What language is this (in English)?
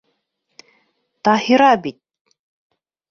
Bashkir